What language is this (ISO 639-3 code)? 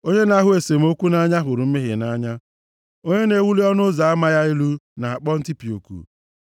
ibo